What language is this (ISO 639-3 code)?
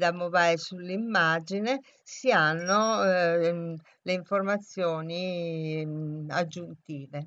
ita